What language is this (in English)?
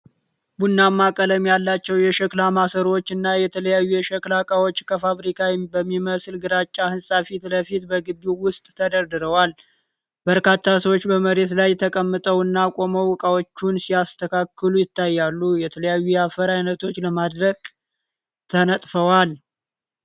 Amharic